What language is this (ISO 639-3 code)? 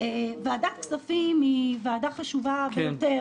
heb